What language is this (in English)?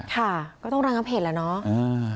Thai